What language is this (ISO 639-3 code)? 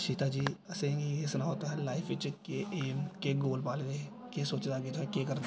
doi